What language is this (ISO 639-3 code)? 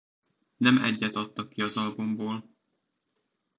hun